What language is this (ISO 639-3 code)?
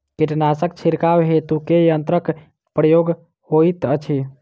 mai